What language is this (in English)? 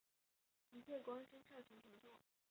Chinese